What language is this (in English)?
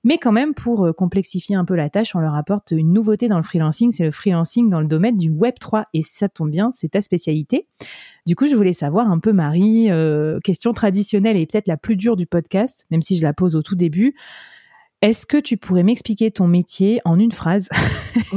French